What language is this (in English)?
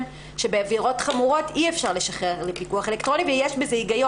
Hebrew